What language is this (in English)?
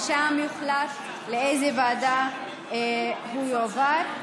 Hebrew